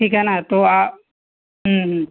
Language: Urdu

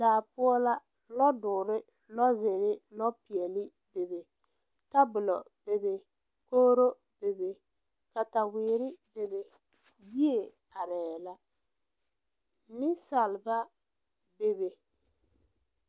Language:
Southern Dagaare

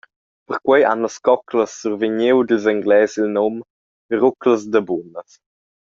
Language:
Romansh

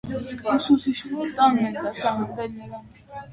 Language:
Armenian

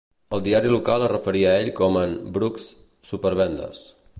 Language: Catalan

